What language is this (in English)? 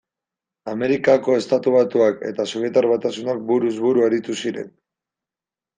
Basque